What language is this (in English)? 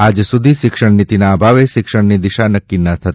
Gujarati